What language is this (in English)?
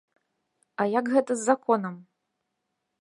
Belarusian